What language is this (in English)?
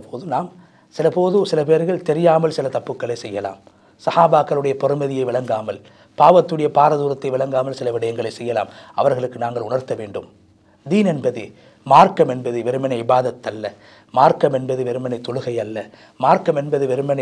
Tamil